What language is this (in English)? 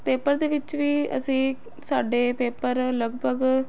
Punjabi